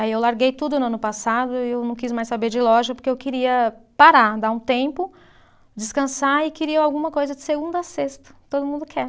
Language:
Portuguese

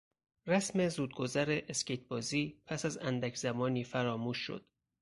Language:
Persian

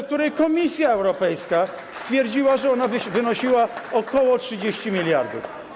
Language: Polish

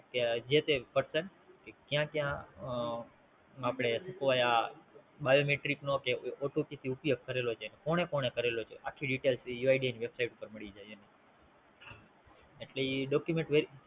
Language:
Gujarati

